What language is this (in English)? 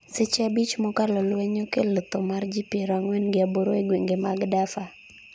Luo (Kenya and Tanzania)